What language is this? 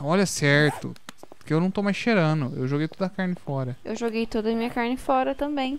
Portuguese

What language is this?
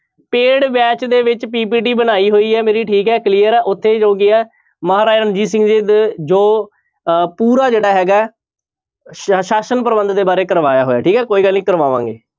Punjabi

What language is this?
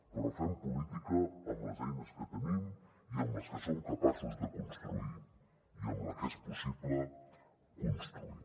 Catalan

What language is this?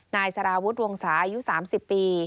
Thai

